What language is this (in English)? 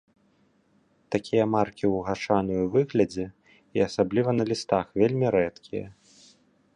Belarusian